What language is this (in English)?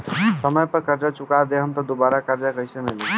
Bhojpuri